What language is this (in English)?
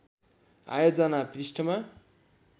Nepali